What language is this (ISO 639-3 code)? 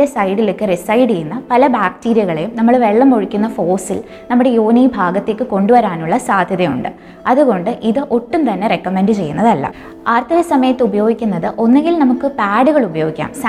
mal